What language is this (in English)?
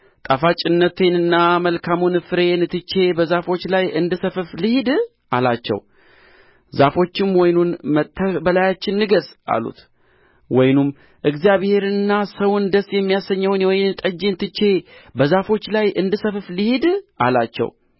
Amharic